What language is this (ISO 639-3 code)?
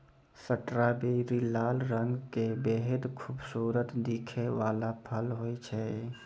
mai